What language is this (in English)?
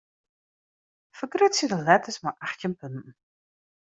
Western Frisian